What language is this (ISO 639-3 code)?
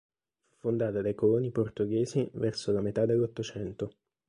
ita